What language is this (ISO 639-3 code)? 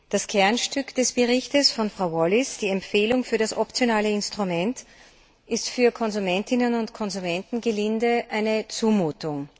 deu